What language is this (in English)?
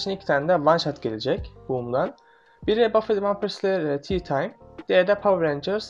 Turkish